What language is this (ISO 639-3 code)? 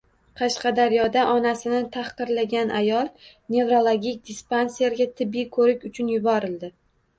uzb